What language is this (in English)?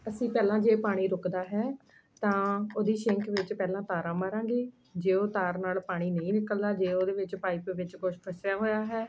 Punjabi